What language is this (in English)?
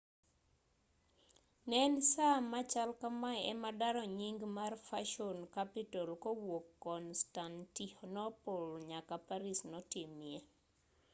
Luo (Kenya and Tanzania)